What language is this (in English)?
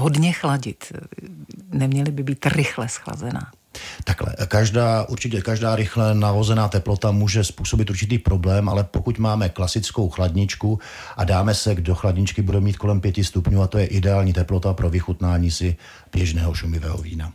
Czech